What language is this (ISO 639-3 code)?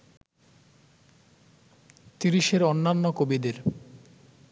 ben